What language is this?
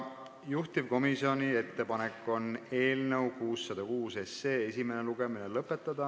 Estonian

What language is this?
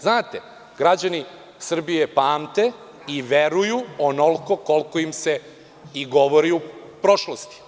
Serbian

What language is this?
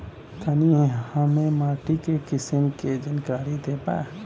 Bhojpuri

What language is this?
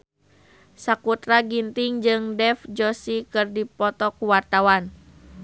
Sundanese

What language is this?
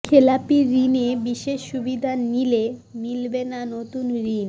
Bangla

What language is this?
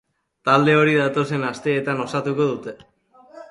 Basque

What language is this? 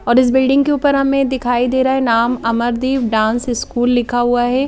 Hindi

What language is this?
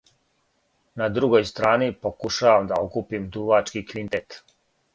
Serbian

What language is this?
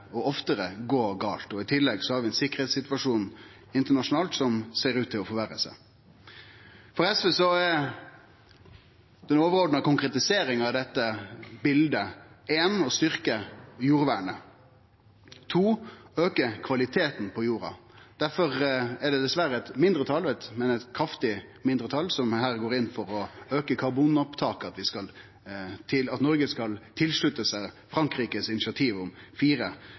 Norwegian Nynorsk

